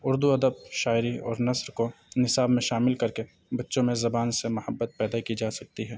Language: Urdu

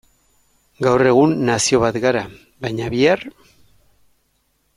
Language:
Basque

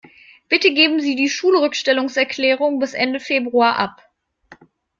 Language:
German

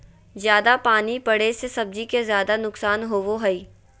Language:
Magahi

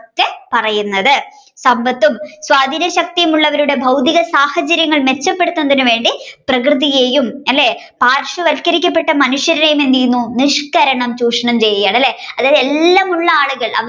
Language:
Malayalam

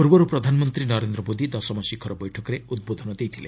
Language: Odia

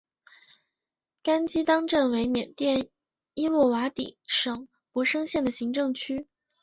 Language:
Chinese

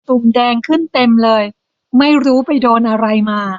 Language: Thai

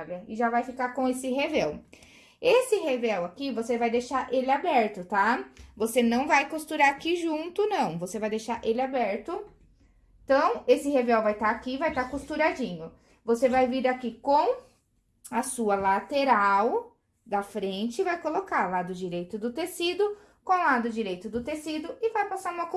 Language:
Portuguese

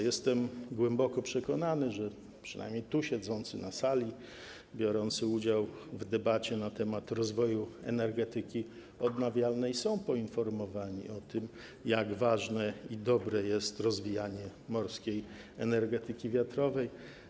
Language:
Polish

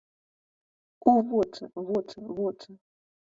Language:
Belarusian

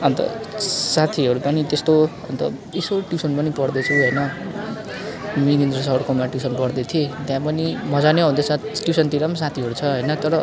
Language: Nepali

